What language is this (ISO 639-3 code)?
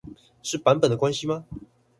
zho